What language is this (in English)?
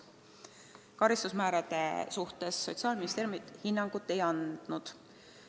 Estonian